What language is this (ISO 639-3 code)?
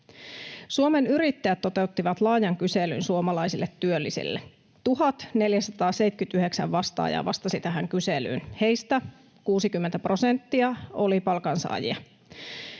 fin